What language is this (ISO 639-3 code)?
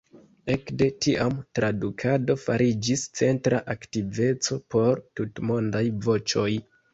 epo